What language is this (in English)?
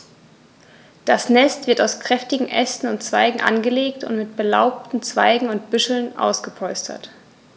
German